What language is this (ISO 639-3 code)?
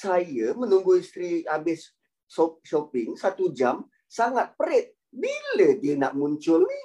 msa